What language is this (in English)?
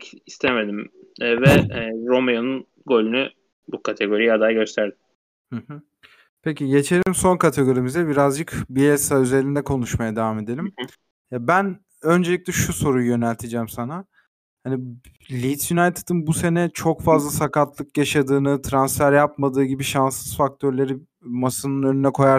Turkish